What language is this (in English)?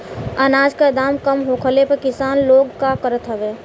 Bhojpuri